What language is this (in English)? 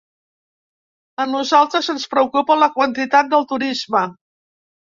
Catalan